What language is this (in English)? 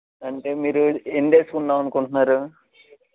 Telugu